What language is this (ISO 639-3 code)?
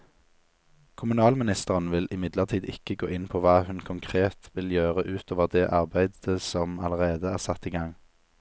nor